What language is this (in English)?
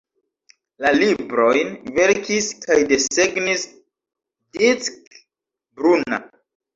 Esperanto